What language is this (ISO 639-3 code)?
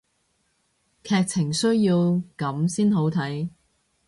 yue